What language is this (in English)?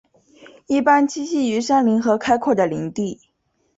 Chinese